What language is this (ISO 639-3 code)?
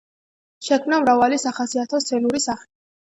kat